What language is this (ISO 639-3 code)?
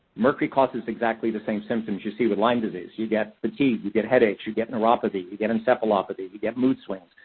eng